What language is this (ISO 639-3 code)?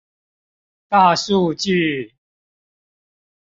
zho